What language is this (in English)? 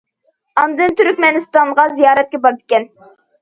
Uyghur